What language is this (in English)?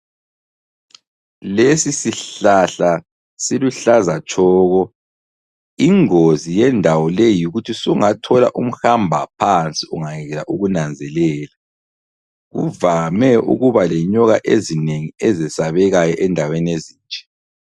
North Ndebele